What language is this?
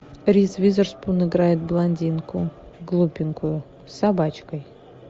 Russian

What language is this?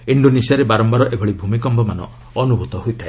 Odia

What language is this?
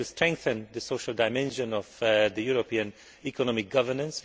English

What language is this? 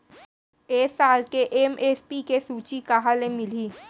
Chhattisgarhi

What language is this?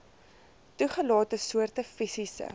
Afrikaans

